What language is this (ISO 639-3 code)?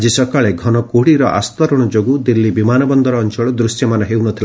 ori